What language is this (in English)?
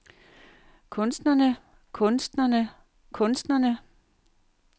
Danish